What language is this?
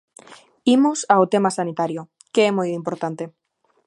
Galician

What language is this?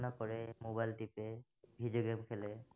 Assamese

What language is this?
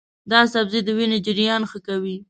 Pashto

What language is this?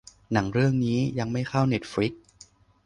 Thai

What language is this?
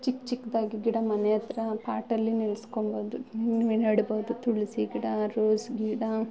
Kannada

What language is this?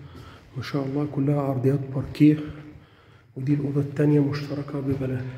Arabic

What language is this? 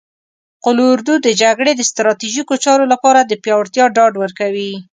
Pashto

